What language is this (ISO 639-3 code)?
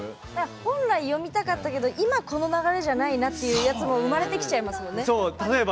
jpn